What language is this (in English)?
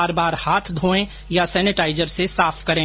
Hindi